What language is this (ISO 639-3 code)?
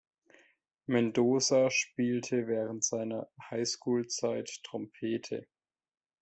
deu